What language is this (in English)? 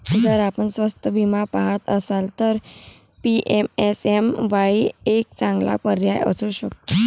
Marathi